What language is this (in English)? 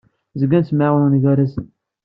Kabyle